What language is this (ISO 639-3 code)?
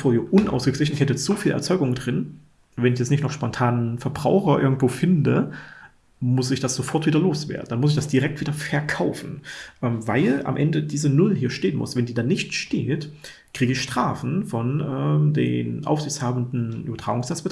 deu